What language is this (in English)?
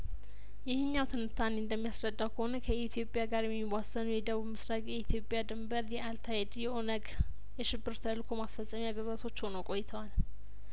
Amharic